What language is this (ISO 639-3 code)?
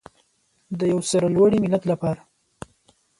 pus